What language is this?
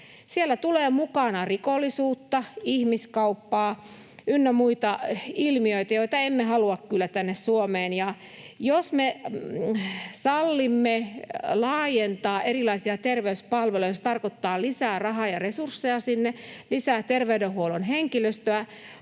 Finnish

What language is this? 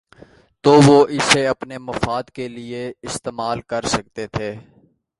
Urdu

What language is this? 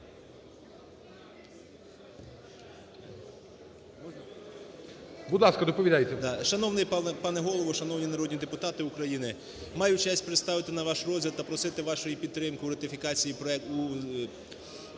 Ukrainian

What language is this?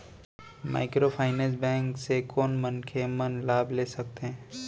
Chhattisgarhi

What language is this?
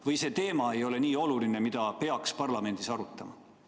Estonian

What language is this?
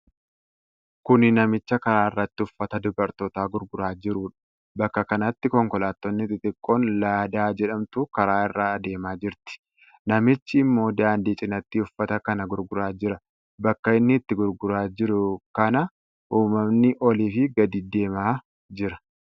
Oromo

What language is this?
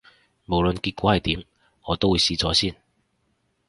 Cantonese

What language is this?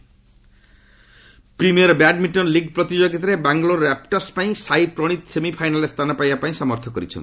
Odia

